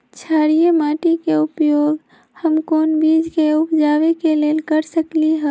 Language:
Magahi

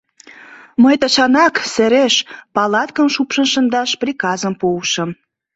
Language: Mari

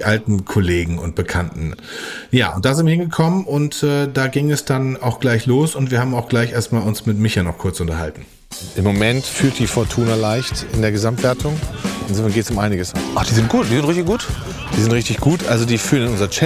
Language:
German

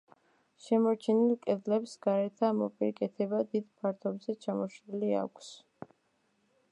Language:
Georgian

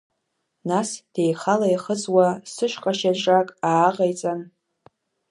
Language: Abkhazian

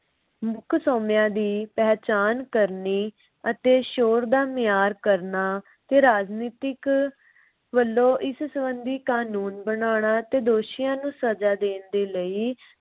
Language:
Punjabi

